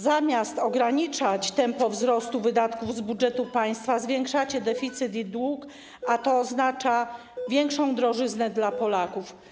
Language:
Polish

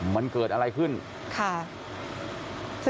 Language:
Thai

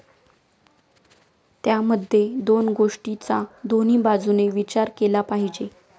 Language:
Marathi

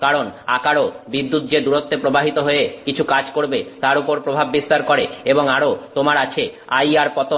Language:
Bangla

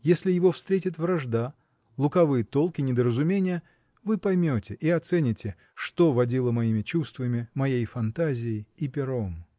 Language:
Russian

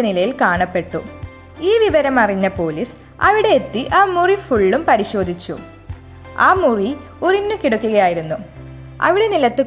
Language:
Malayalam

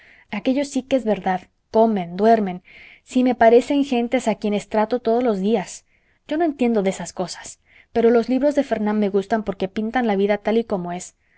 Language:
Spanish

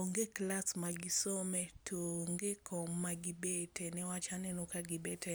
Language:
Luo (Kenya and Tanzania)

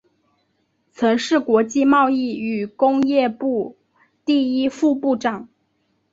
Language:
Chinese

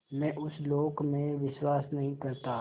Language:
Hindi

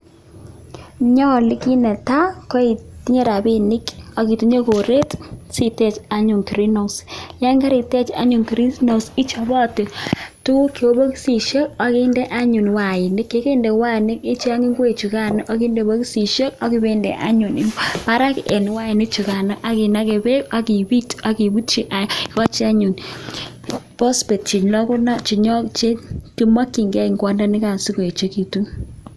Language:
Kalenjin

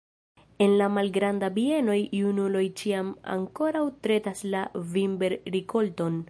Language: Esperanto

